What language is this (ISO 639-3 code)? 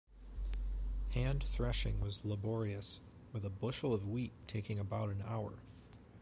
eng